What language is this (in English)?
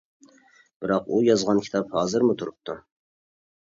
Uyghur